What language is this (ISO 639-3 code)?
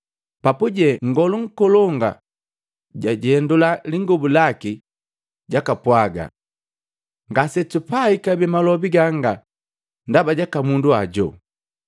mgv